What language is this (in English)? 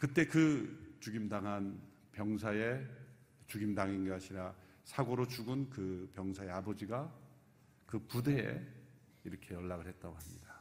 Korean